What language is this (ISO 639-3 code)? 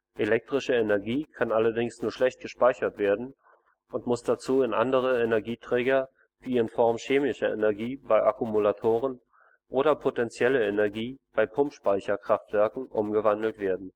deu